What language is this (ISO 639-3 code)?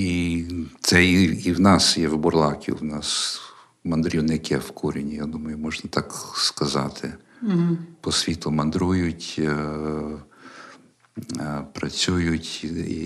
ukr